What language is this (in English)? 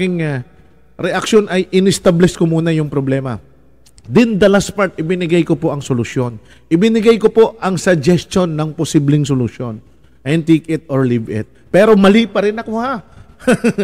Filipino